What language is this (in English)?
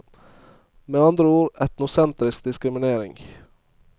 Norwegian